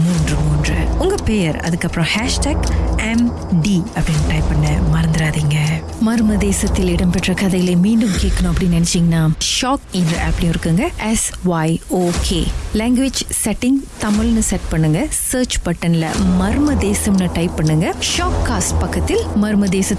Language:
Indonesian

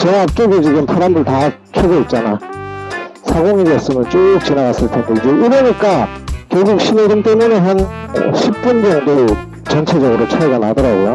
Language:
Korean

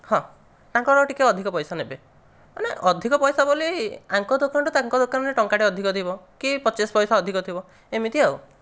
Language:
Odia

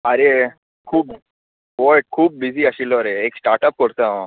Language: Konkani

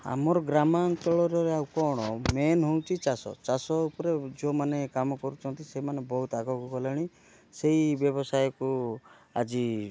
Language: Odia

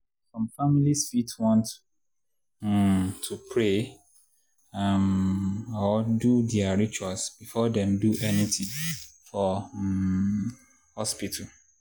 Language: Nigerian Pidgin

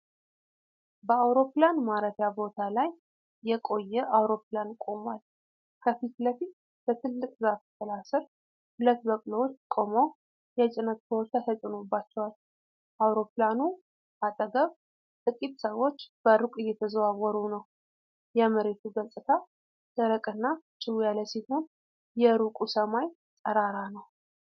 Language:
Amharic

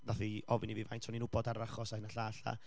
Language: Welsh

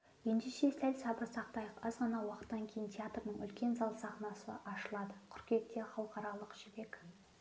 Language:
Kazakh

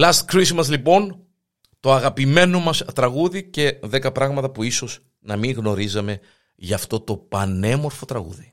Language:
Greek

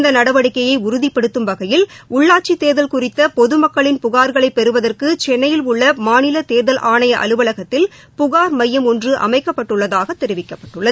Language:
Tamil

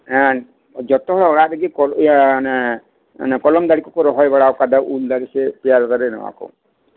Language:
Santali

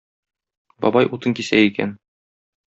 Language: Tatar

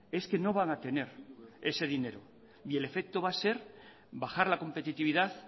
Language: Spanish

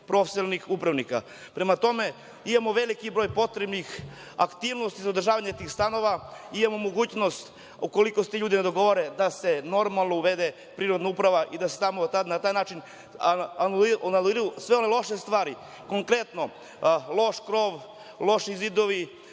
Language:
Serbian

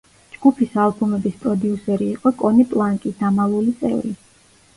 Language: Georgian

